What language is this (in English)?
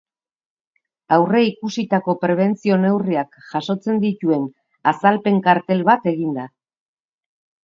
Basque